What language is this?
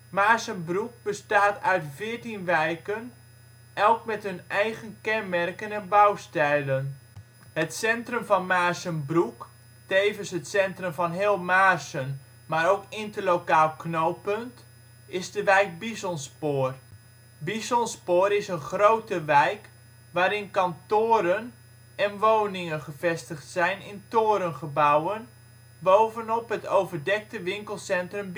Dutch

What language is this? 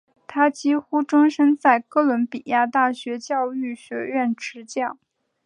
Chinese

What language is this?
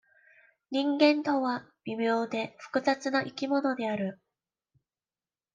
Japanese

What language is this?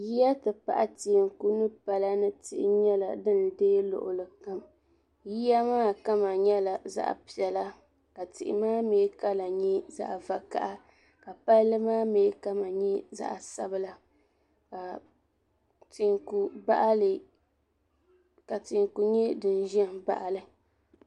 Dagbani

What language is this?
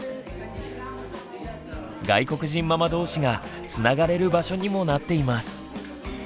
Japanese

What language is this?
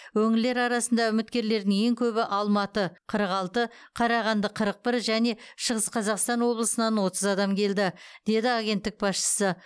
Kazakh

